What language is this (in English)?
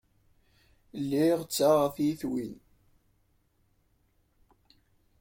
Kabyle